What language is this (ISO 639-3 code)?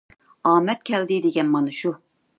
uig